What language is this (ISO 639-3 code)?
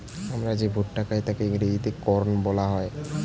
ben